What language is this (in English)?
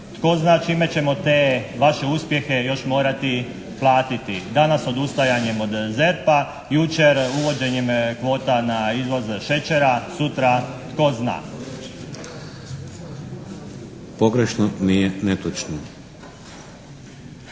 Croatian